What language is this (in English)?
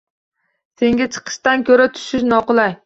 Uzbek